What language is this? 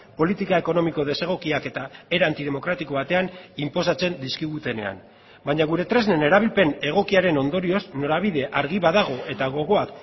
Basque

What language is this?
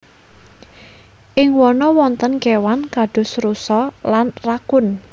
Javanese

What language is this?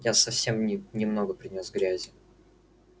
Russian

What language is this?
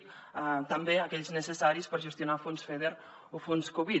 Catalan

